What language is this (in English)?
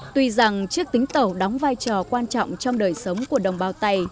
Vietnamese